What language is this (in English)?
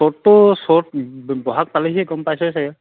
Assamese